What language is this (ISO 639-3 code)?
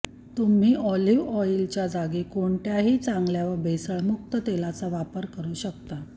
mar